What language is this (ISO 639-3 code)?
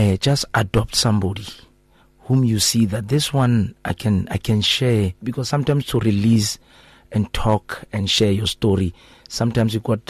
eng